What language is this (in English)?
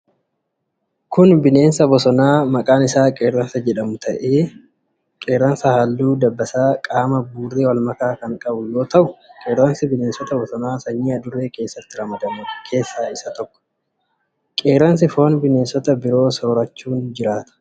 Oromo